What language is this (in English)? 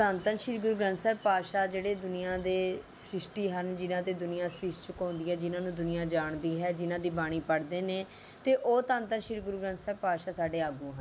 Punjabi